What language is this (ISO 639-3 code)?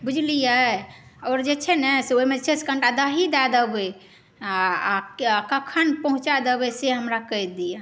mai